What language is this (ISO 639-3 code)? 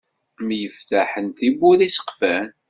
kab